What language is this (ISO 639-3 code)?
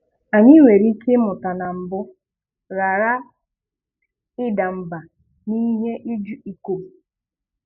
ibo